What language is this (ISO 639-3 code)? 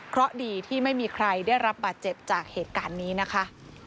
tha